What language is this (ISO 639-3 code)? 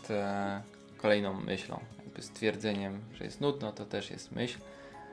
pol